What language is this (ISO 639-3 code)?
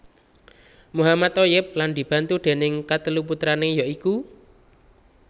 jav